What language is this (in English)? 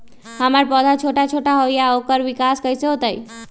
Magahi